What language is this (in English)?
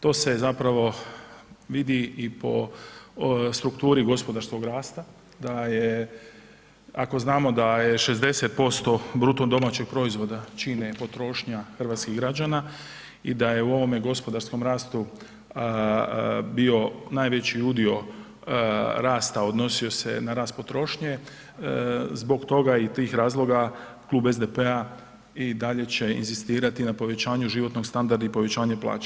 Croatian